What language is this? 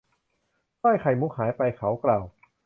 Thai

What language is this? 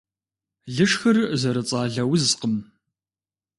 Kabardian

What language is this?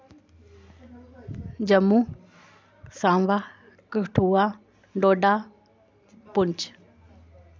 Dogri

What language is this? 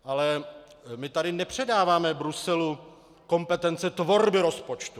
Czech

